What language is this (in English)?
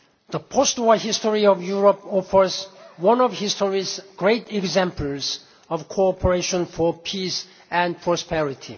English